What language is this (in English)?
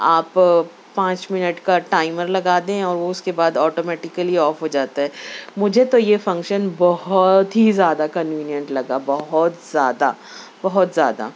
Urdu